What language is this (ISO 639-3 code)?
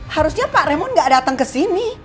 ind